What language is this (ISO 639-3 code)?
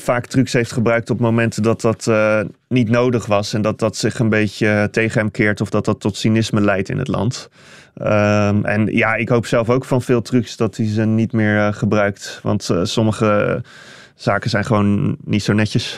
nld